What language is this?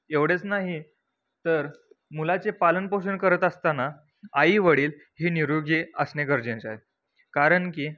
Marathi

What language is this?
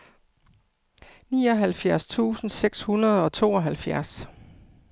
Danish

